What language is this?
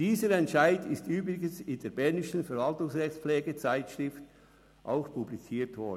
Swiss German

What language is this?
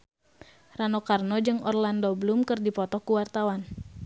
Sundanese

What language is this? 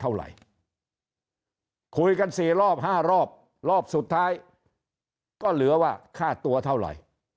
Thai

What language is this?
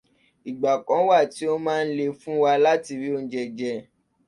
Yoruba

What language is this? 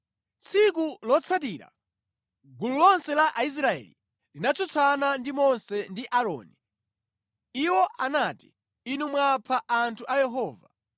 Nyanja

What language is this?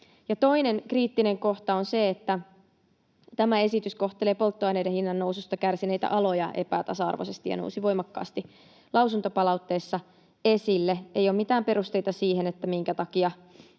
Finnish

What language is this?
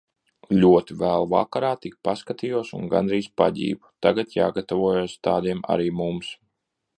Latvian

